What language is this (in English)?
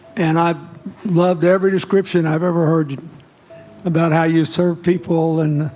English